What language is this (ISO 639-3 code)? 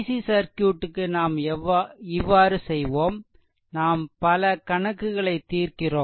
tam